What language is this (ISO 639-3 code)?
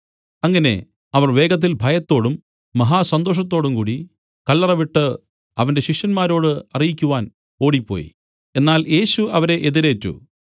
mal